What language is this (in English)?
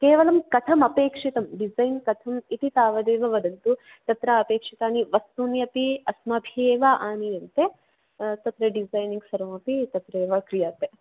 Sanskrit